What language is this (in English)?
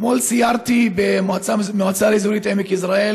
Hebrew